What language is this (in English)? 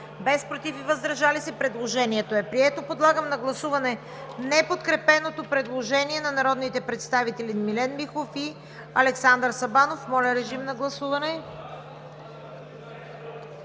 Bulgarian